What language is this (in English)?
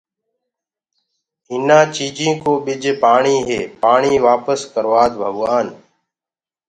Gurgula